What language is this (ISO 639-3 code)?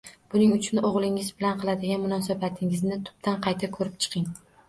uzb